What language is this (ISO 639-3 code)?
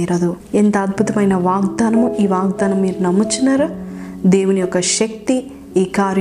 tel